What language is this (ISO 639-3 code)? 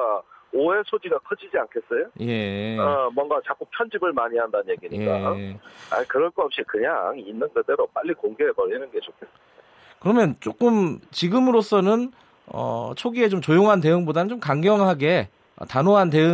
kor